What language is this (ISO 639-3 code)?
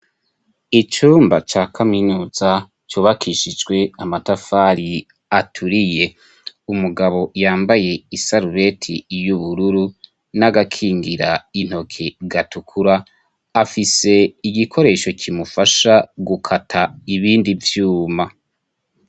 run